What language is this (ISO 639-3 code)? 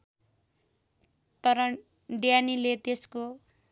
nep